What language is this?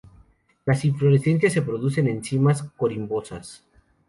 Spanish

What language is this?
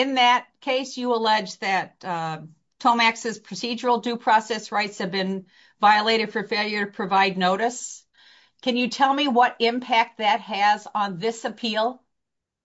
English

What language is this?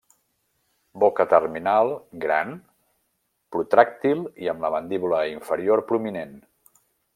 Catalan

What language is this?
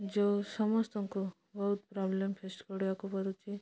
Odia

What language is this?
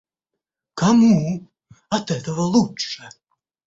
Russian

